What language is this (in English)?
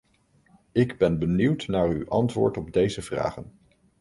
Dutch